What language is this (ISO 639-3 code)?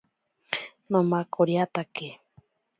prq